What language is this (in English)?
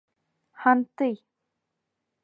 Bashkir